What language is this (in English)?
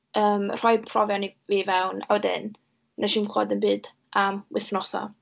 Welsh